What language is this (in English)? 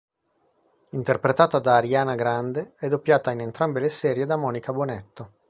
Italian